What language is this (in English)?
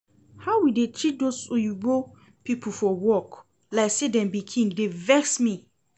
Nigerian Pidgin